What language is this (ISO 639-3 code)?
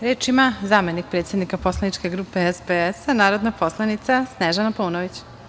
srp